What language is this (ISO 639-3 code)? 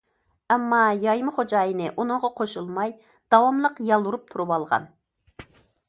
uig